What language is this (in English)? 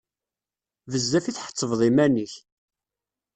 Kabyle